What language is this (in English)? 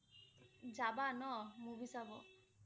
Assamese